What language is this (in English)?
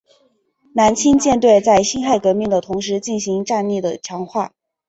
Chinese